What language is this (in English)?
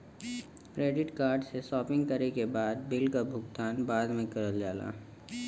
Bhojpuri